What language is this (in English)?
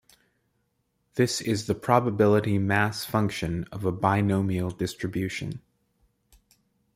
English